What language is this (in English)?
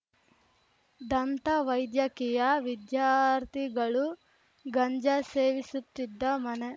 Kannada